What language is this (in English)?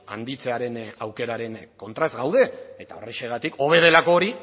Basque